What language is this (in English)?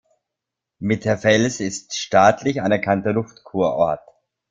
German